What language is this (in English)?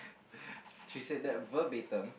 English